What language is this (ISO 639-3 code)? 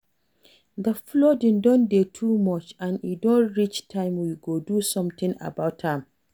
pcm